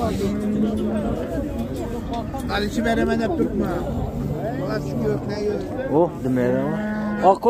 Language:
Turkish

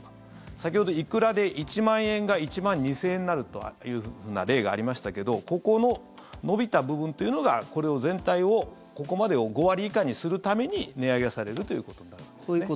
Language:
Japanese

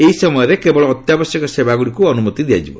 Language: Odia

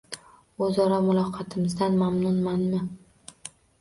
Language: Uzbek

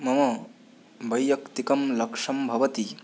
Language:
Sanskrit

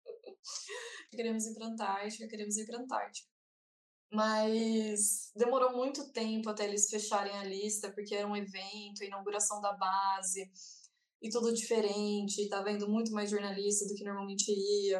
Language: Portuguese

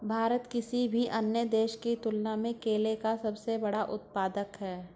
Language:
Hindi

